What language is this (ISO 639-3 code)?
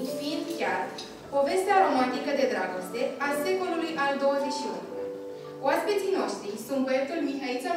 ron